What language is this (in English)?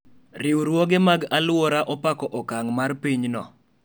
Luo (Kenya and Tanzania)